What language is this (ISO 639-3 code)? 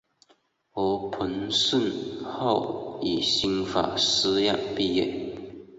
zho